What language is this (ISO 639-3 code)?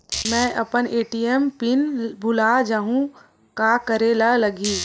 hne